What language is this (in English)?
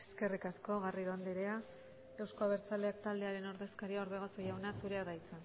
Basque